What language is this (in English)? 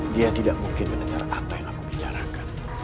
Indonesian